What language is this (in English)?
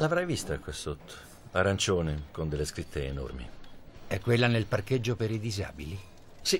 Italian